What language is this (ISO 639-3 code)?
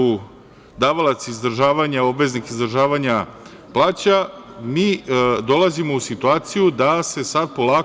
srp